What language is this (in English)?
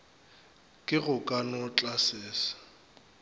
Northern Sotho